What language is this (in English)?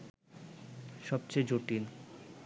Bangla